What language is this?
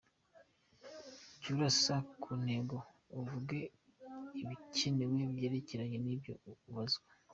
Kinyarwanda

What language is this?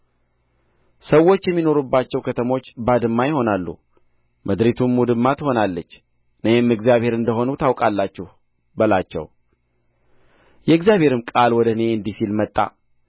Amharic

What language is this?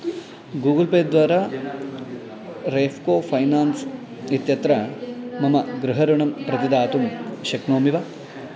Sanskrit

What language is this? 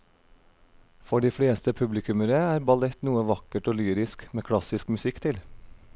Norwegian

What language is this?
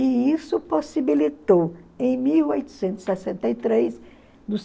Portuguese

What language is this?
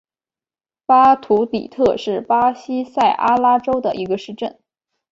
Chinese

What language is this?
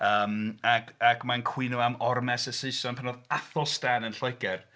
Welsh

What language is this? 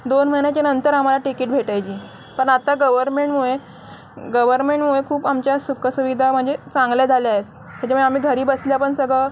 Marathi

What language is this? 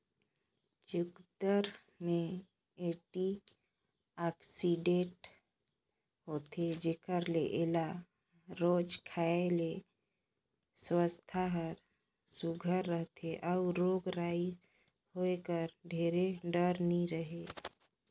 Chhattisgarhi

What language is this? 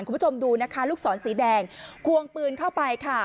Thai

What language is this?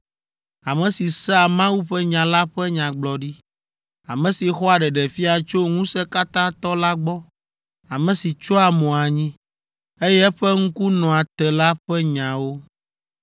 Ewe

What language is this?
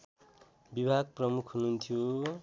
Nepali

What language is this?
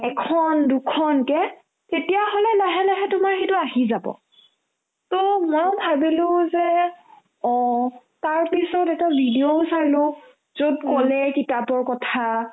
Assamese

